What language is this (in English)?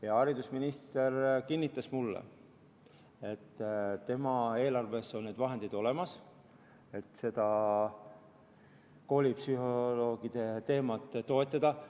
Estonian